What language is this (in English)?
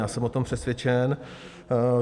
Czech